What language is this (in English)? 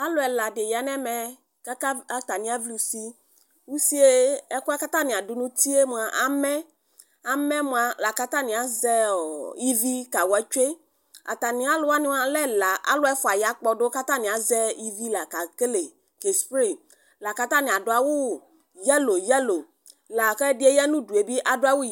Ikposo